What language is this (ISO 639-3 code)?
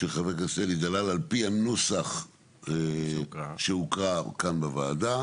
heb